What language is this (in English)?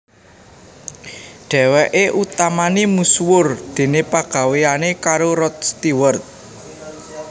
Javanese